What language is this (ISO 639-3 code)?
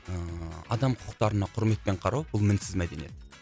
kaz